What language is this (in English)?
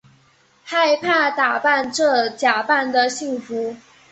Chinese